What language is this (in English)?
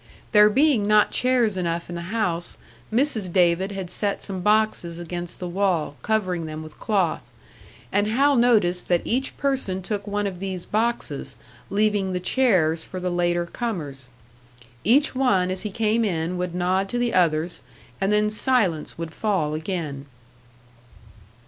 English